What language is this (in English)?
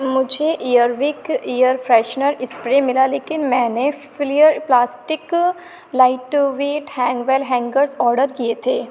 Urdu